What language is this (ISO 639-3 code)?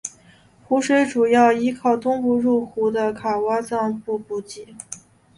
zho